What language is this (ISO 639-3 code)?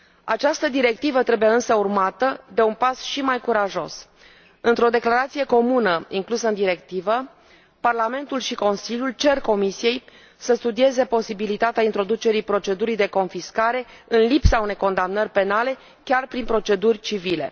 ron